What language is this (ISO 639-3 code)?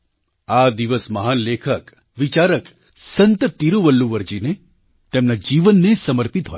guj